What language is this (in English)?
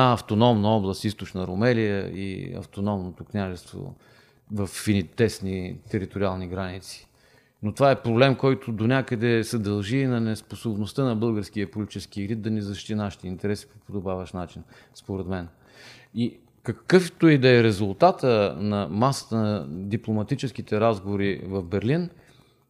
Bulgarian